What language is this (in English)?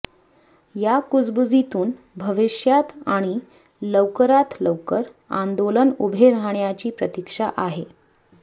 Marathi